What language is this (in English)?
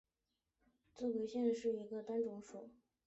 Chinese